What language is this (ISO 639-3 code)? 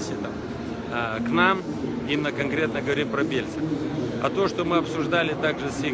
rus